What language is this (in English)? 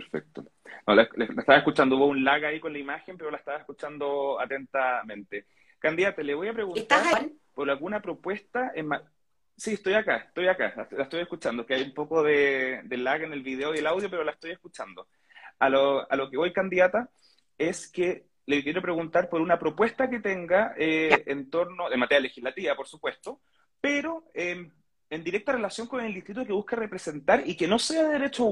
Spanish